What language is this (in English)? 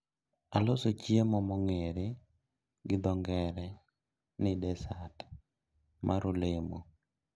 Luo (Kenya and Tanzania)